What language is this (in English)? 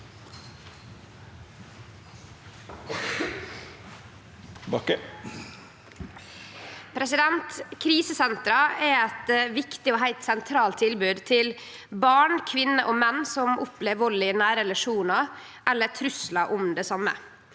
Norwegian